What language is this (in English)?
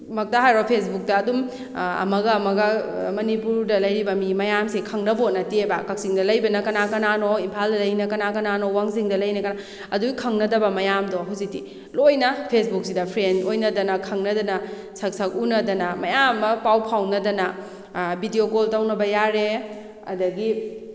Manipuri